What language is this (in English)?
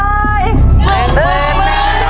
Thai